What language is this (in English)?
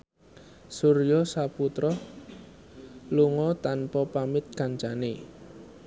Javanese